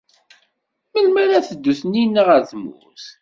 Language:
Kabyle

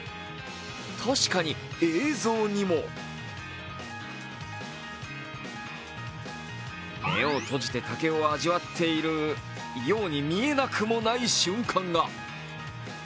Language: Japanese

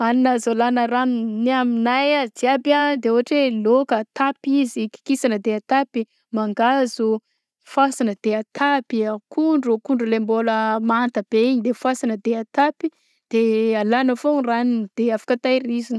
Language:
Southern Betsimisaraka Malagasy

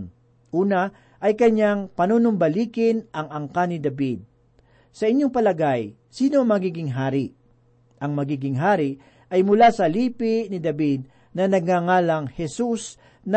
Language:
Filipino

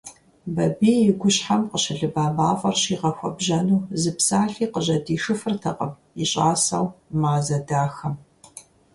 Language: Kabardian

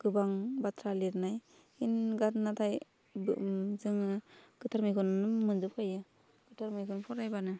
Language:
Bodo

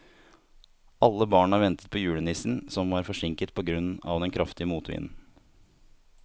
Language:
Norwegian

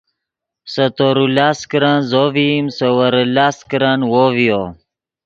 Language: Yidgha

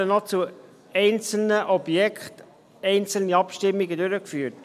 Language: Swiss German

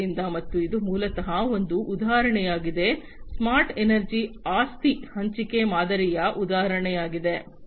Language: Kannada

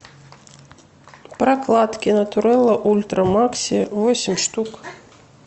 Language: Russian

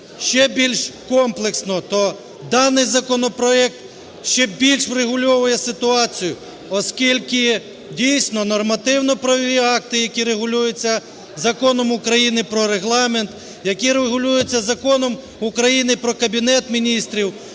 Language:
Ukrainian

